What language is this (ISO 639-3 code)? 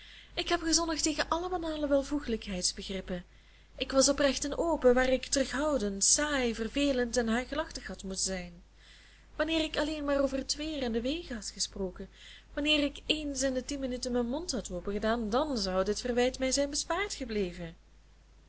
nld